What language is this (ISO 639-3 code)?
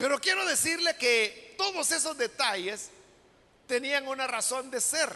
spa